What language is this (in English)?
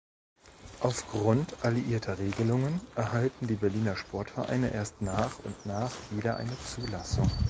German